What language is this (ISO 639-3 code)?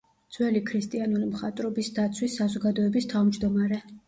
kat